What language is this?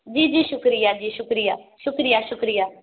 Urdu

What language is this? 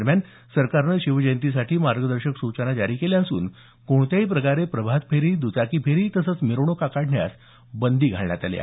Marathi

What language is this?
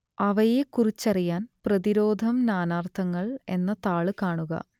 Malayalam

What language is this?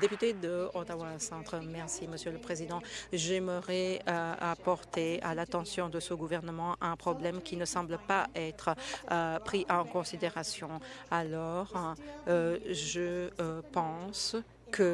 French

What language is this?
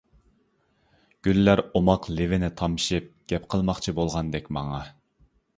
Uyghur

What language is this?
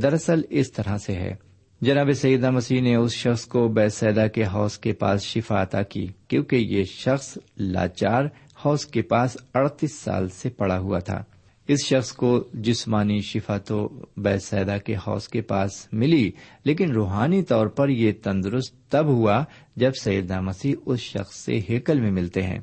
Urdu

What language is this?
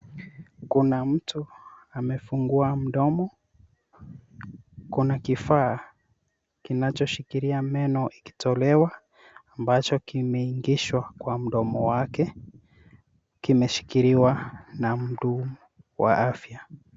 Swahili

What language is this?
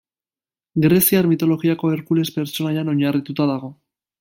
Basque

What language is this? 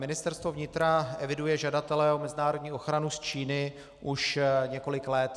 Czech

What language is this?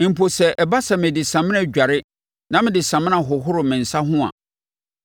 Akan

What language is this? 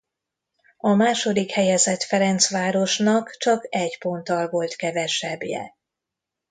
Hungarian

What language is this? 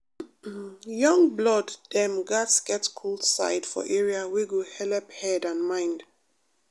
Nigerian Pidgin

